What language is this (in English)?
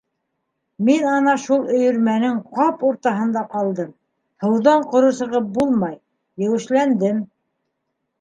Bashkir